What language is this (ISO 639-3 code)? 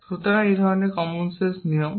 ben